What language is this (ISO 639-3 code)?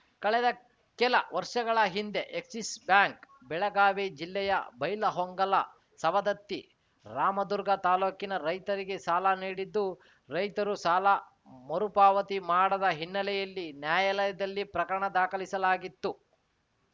kan